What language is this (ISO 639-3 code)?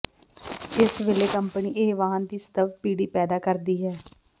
pan